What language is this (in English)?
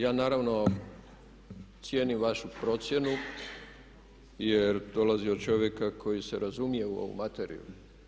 Croatian